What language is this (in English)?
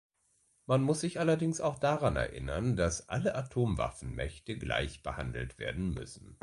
German